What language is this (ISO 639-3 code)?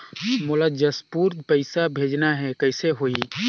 hne